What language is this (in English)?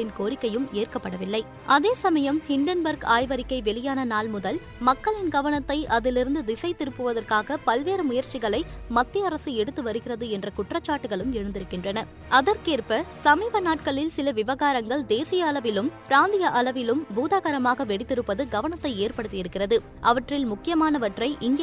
Tamil